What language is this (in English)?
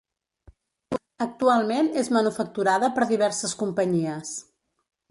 Catalan